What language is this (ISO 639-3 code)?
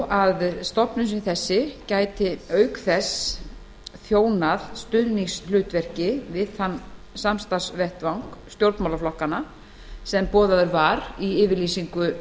isl